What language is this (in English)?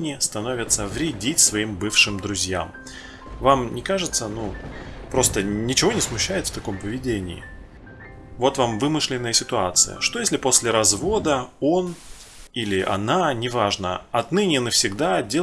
Russian